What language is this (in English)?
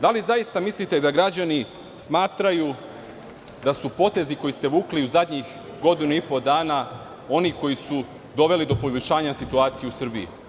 Serbian